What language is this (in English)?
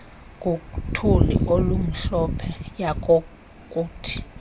Xhosa